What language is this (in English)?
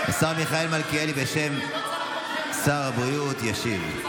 Hebrew